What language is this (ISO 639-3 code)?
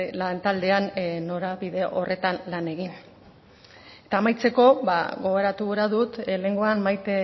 eus